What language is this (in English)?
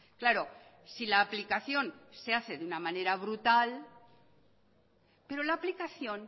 Spanish